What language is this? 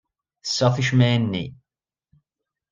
Kabyle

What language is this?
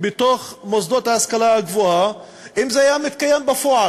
Hebrew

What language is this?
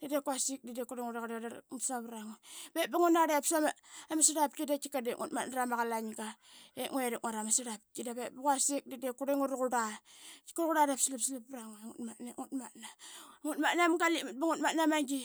Qaqet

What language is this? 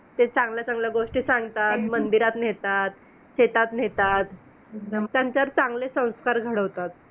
Marathi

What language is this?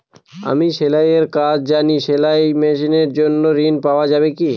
Bangla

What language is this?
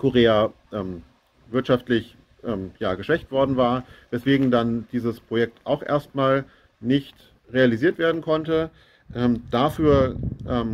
German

